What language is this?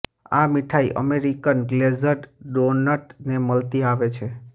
Gujarati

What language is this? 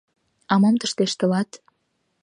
Mari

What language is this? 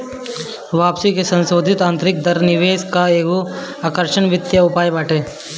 Bhojpuri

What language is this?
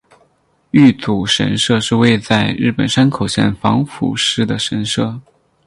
Chinese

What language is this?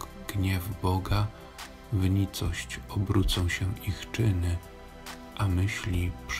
Polish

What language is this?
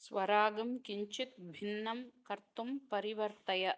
Sanskrit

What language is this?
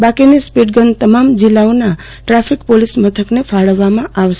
Gujarati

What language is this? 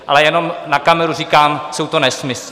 Czech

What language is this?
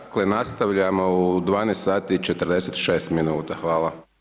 Croatian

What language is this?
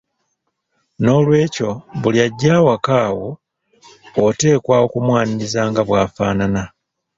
Ganda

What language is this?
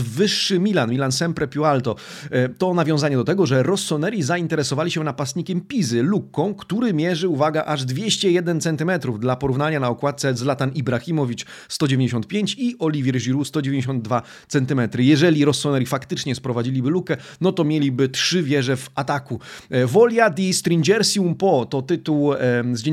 Polish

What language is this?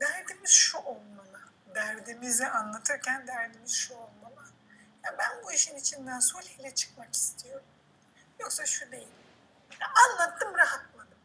Turkish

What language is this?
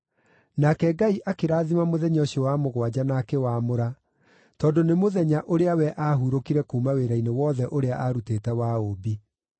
Kikuyu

